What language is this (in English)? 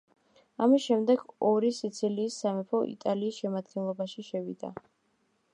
Georgian